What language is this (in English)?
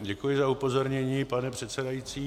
Czech